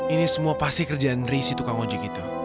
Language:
Indonesian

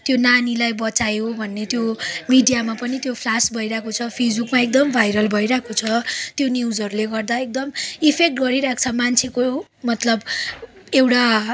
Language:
Nepali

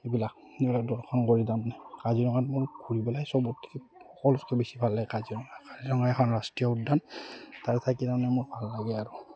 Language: Assamese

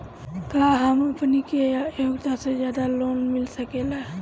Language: Bhojpuri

